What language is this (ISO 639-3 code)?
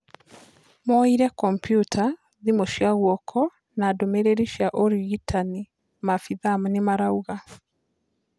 kik